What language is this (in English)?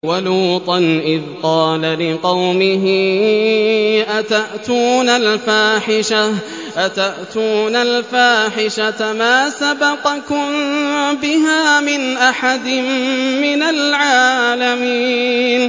Arabic